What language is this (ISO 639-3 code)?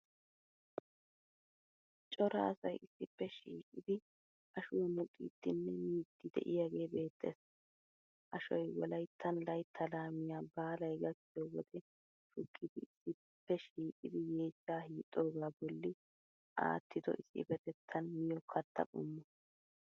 wal